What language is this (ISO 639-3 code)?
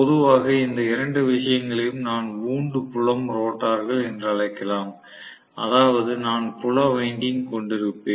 tam